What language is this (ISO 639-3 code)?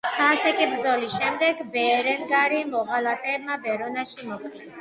kat